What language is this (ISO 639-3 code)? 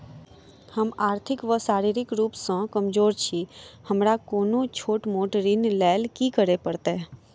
mai